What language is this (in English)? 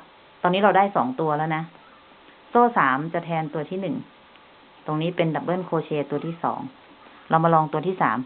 Thai